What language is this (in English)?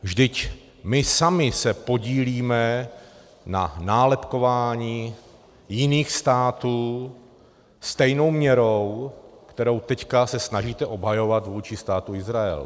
Czech